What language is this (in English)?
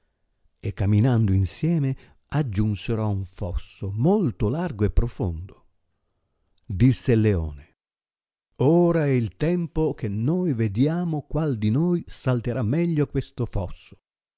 Italian